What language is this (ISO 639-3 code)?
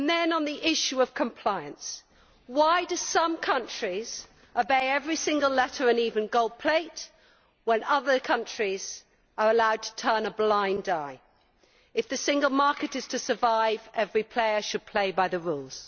eng